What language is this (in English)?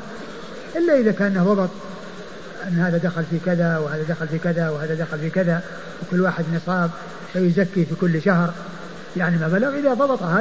Arabic